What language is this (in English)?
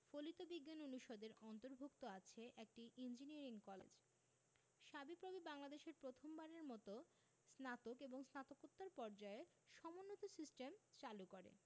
Bangla